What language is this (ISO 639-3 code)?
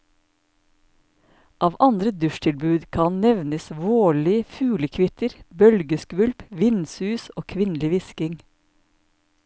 nor